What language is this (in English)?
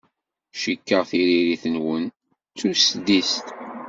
Kabyle